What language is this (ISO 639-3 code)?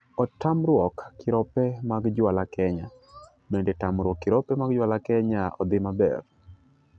luo